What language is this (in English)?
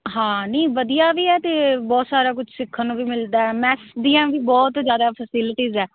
Punjabi